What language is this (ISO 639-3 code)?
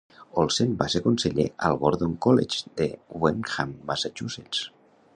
cat